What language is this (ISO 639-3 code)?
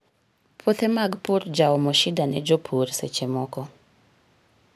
luo